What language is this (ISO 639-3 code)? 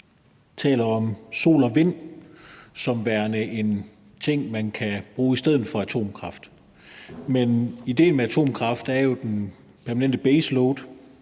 dan